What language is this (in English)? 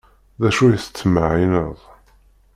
Kabyle